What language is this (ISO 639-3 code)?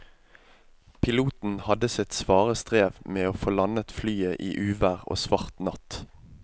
nor